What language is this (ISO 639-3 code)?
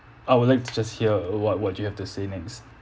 eng